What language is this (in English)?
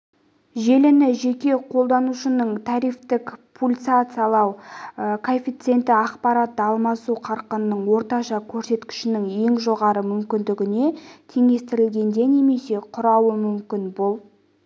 Kazakh